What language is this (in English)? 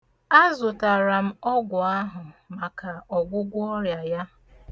Igbo